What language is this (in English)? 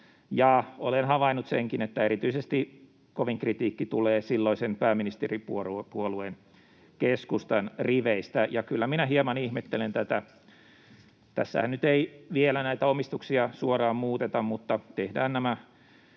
Finnish